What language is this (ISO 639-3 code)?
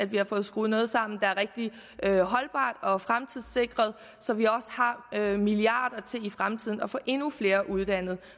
dan